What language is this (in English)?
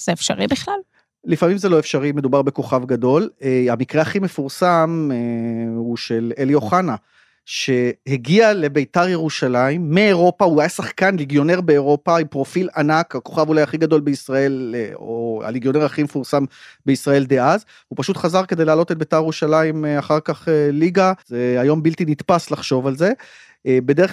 Hebrew